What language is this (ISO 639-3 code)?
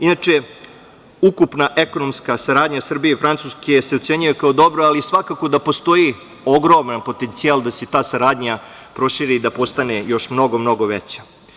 srp